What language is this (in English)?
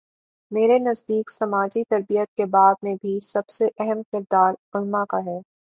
Urdu